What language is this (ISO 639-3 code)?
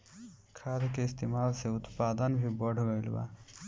bho